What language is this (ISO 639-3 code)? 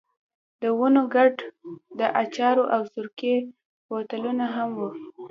pus